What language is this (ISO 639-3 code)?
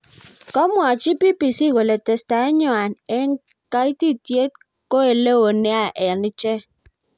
kln